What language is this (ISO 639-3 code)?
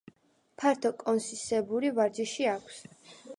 kat